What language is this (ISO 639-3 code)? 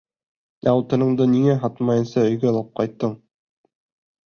bak